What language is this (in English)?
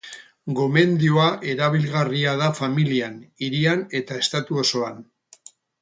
Basque